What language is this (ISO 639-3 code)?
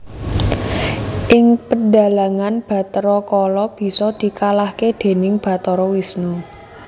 jav